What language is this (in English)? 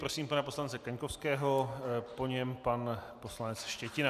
Czech